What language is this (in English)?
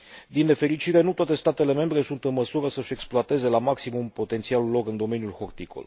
Romanian